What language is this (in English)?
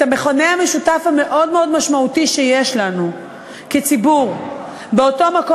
Hebrew